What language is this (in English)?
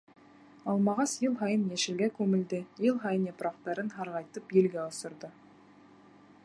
Bashkir